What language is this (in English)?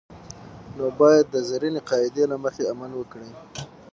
Pashto